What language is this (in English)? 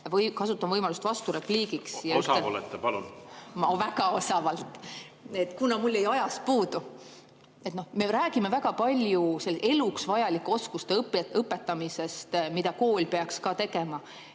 Estonian